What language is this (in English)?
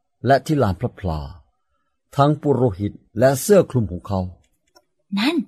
Thai